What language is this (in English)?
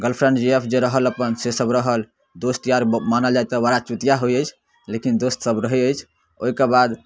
Maithili